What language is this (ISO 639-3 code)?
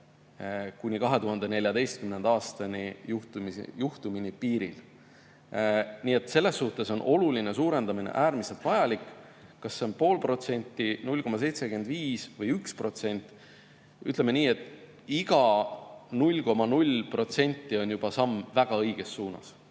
est